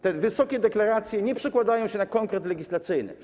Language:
Polish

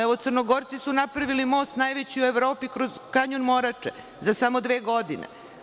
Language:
Serbian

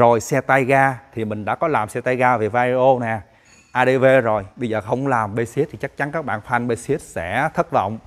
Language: Vietnamese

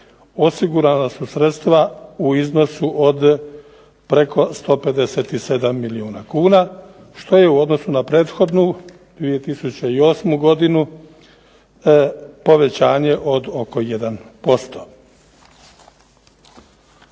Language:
Croatian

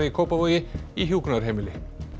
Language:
Icelandic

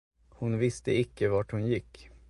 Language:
Swedish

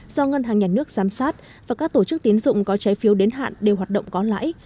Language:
Vietnamese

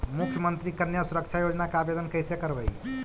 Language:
Magahi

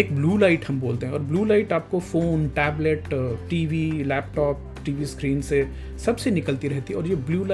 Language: Hindi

